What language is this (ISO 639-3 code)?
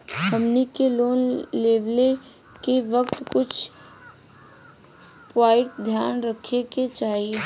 bho